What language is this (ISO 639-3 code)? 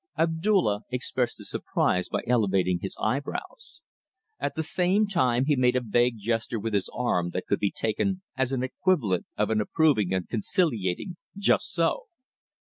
eng